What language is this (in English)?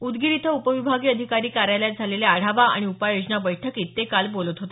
Marathi